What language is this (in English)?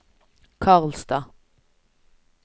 Norwegian